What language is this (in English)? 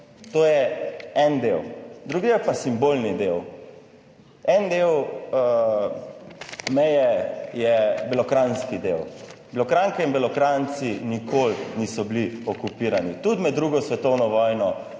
Slovenian